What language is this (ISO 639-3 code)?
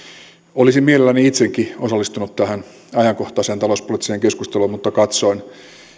fin